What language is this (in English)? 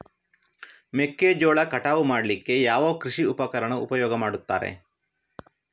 Kannada